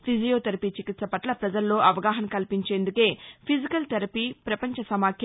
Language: Telugu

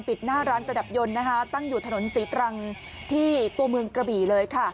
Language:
Thai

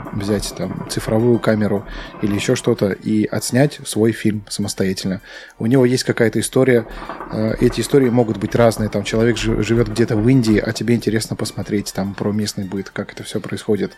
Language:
Russian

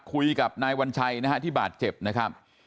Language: Thai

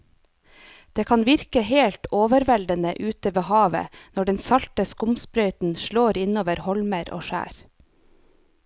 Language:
Norwegian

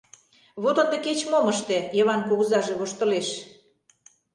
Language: Mari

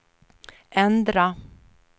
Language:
Swedish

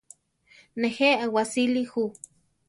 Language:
Central Tarahumara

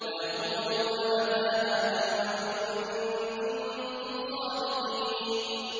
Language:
Arabic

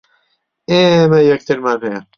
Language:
Central Kurdish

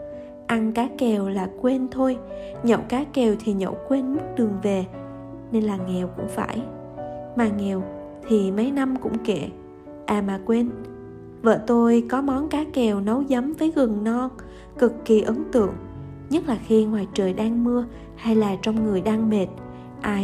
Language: Vietnamese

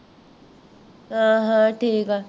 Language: Punjabi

